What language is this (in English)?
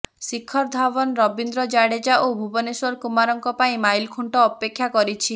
Odia